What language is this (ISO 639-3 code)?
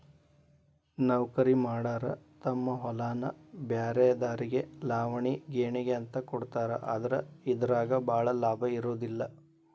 kan